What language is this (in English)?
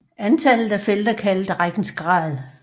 Danish